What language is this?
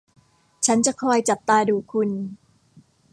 Thai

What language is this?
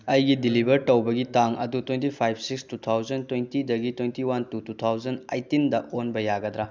Manipuri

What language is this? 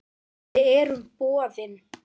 Icelandic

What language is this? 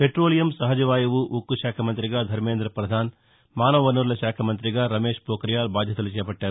Telugu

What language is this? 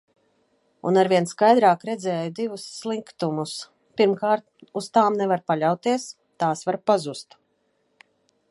Latvian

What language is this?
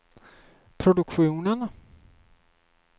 Swedish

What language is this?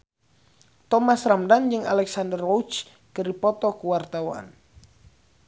Sundanese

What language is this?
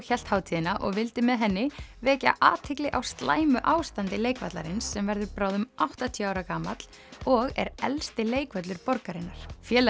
Icelandic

